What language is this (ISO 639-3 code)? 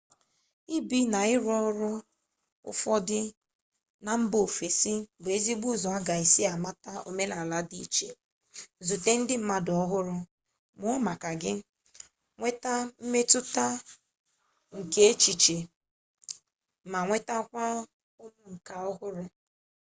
ibo